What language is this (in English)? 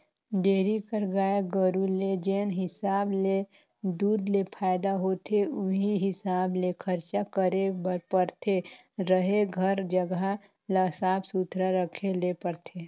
Chhattisgarhi